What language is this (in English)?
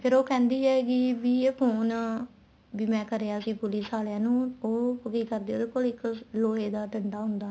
Punjabi